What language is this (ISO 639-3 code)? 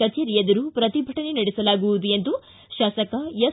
kan